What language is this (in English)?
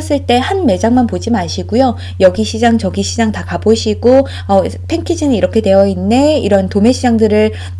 Korean